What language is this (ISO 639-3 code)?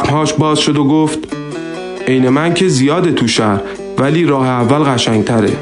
fas